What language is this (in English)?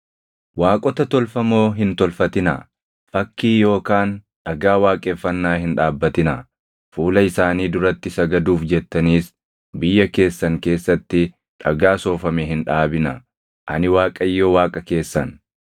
Oromo